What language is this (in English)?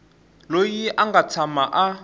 Tsonga